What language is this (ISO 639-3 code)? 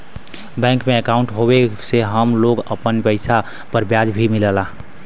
bho